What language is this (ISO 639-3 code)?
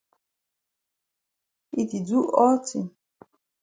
wes